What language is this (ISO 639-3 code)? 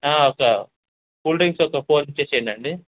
tel